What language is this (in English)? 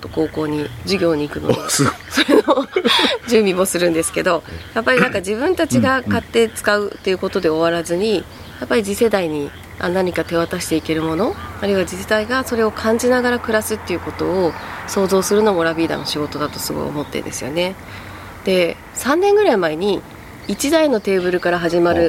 Japanese